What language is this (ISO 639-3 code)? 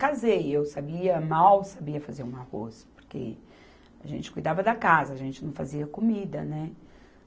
por